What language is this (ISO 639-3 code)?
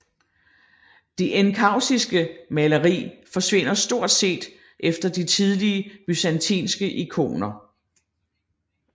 dan